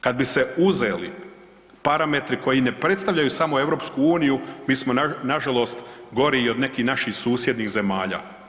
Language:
Croatian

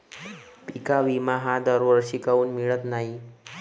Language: Marathi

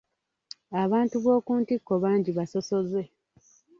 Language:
Ganda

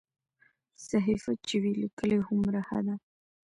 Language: Pashto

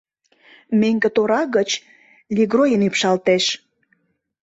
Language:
Mari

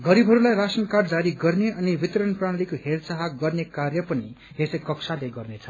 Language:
Nepali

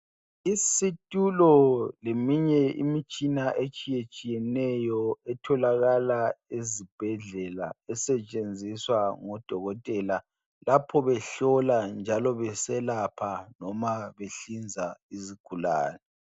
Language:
North Ndebele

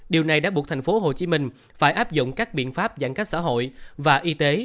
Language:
Vietnamese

